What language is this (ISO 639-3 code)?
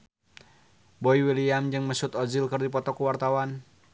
sun